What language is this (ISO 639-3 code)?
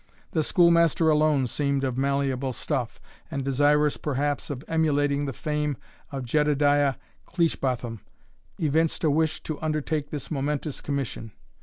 eng